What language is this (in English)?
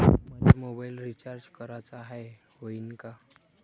Marathi